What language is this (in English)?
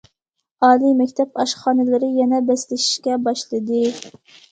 Uyghur